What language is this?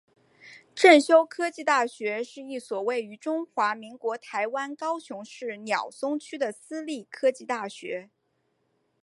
Chinese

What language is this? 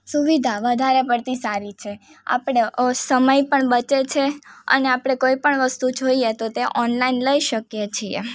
Gujarati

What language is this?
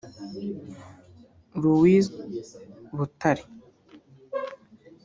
Kinyarwanda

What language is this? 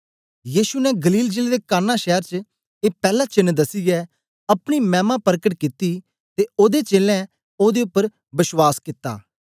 Dogri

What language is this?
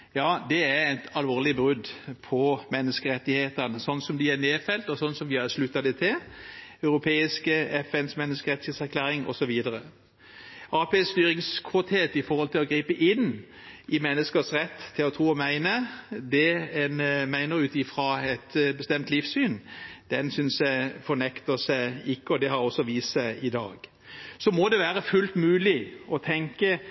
Norwegian Bokmål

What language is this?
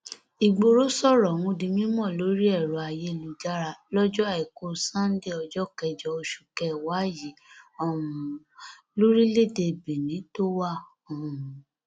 Yoruba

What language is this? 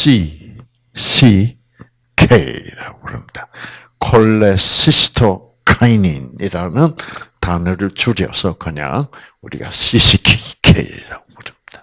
Korean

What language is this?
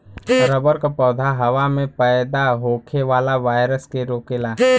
Bhojpuri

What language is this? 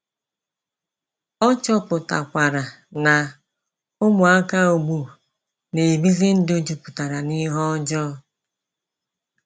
Igbo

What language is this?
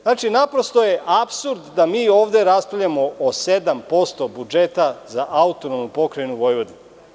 Serbian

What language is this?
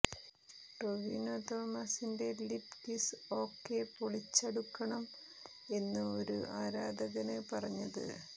Malayalam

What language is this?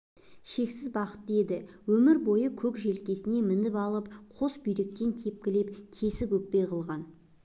Kazakh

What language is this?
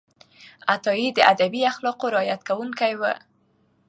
Pashto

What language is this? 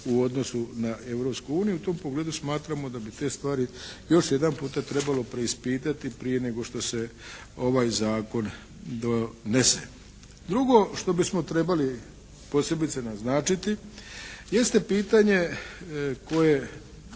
Croatian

